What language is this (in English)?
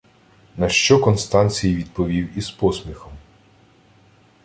Ukrainian